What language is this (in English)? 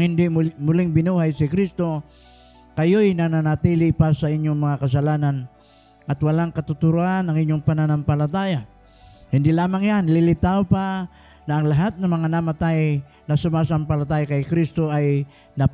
Filipino